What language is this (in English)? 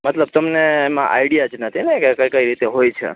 Gujarati